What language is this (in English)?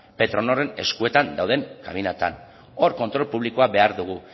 Basque